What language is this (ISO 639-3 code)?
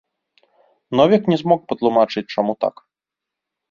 bel